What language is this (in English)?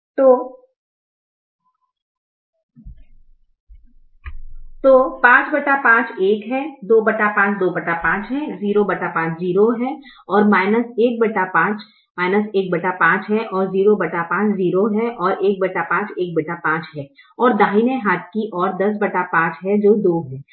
Hindi